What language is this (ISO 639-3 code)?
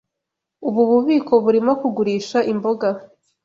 kin